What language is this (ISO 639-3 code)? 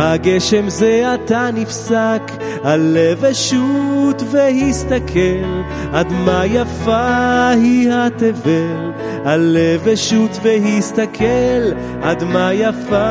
heb